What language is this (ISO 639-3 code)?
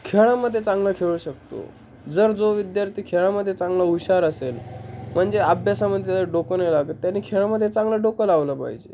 mar